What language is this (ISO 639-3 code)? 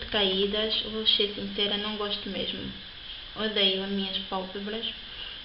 por